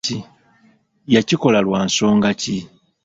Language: Ganda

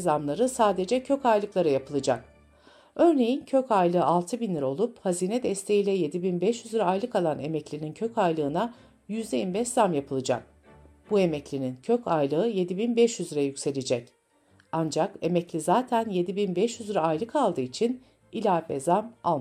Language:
Turkish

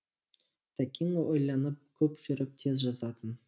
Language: Kazakh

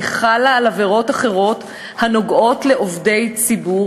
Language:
Hebrew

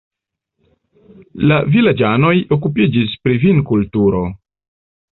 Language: Esperanto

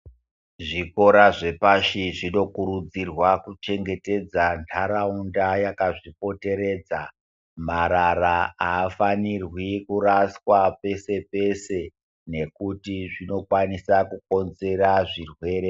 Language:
Ndau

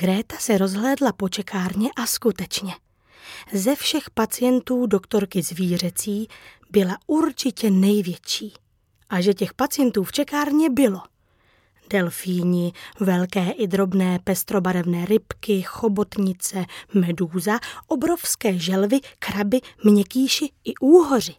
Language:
Czech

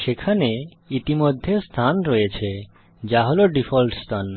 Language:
Bangla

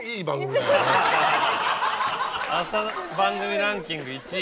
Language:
Japanese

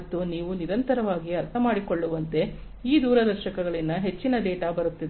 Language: Kannada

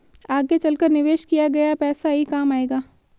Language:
Hindi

